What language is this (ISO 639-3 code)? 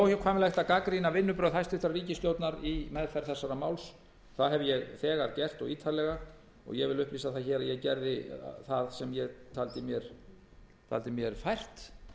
isl